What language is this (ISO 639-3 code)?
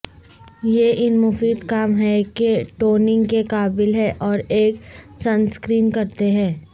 urd